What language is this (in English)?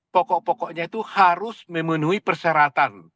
Indonesian